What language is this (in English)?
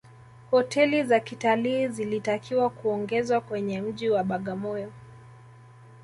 Swahili